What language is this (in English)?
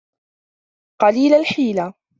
Arabic